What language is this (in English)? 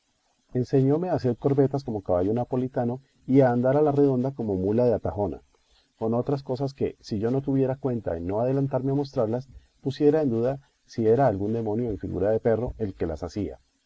Spanish